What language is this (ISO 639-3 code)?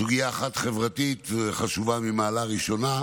heb